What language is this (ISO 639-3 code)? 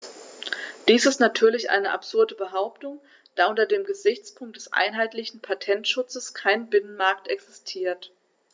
deu